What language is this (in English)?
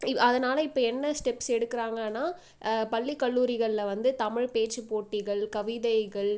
Tamil